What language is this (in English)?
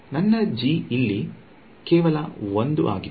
Kannada